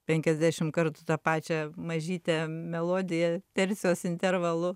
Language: Lithuanian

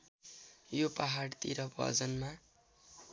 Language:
Nepali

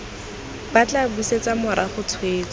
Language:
Tswana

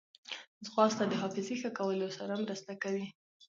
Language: Pashto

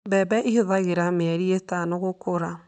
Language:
Kikuyu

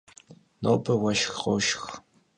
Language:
Kabardian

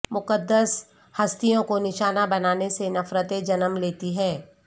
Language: Urdu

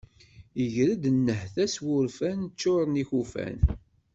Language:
Kabyle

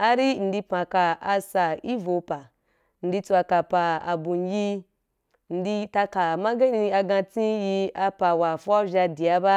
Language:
Wapan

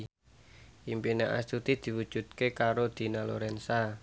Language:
Javanese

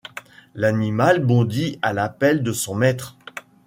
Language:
French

